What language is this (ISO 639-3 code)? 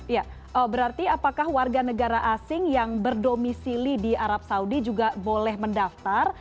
ind